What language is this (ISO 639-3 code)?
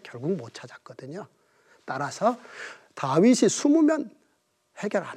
kor